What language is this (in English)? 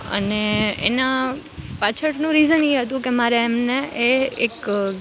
Gujarati